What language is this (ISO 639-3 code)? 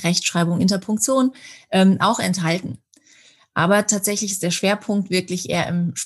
deu